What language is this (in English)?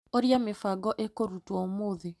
Kikuyu